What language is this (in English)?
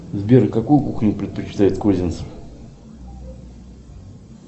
Russian